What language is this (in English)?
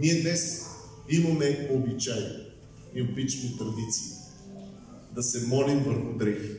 Bulgarian